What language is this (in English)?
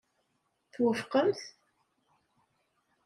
Kabyle